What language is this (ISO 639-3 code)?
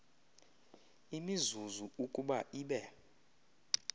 xho